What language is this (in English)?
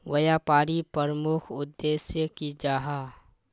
Magahi